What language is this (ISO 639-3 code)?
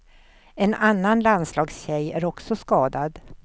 swe